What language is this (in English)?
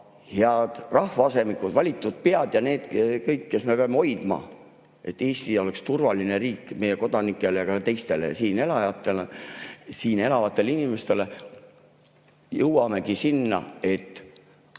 Estonian